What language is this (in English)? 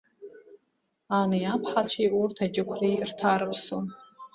Abkhazian